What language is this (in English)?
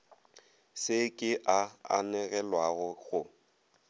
Northern Sotho